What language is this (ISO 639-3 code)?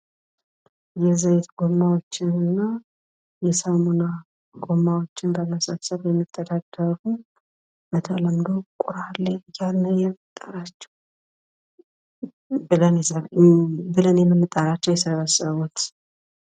amh